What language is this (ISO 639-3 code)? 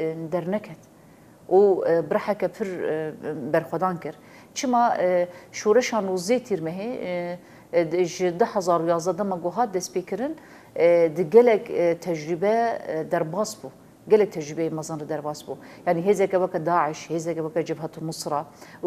ara